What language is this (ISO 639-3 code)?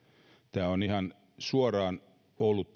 fin